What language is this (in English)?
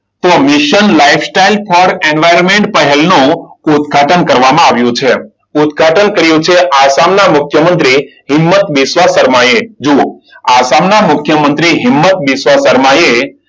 Gujarati